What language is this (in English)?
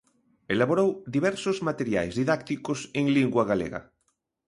Galician